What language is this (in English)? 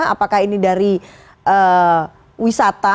Indonesian